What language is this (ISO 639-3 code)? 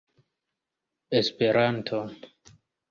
epo